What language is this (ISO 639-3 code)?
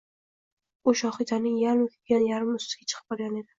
uzb